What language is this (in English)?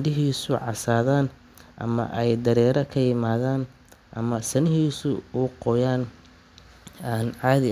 Somali